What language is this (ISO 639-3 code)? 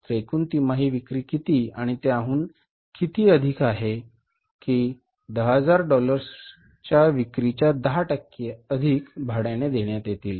mar